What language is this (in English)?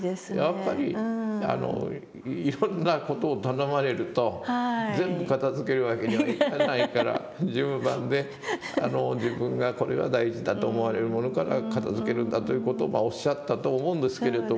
Japanese